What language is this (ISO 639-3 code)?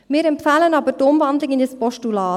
gsw